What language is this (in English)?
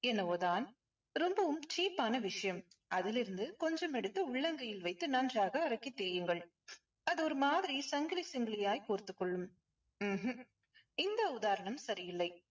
Tamil